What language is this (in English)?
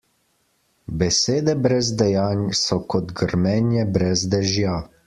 Slovenian